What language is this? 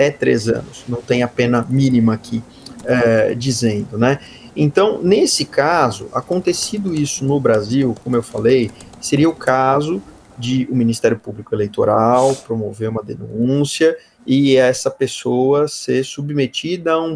Portuguese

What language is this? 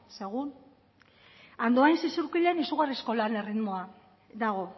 Basque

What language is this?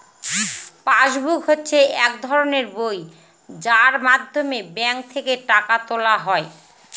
Bangla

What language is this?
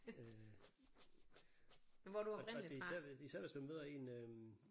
Danish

